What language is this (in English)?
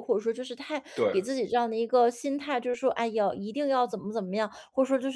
Chinese